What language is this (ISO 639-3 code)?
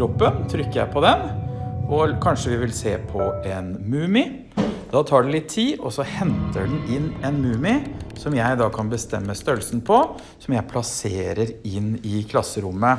nor